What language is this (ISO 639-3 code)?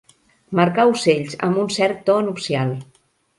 cat